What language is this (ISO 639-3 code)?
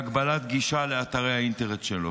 heb